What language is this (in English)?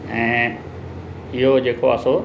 Sindhi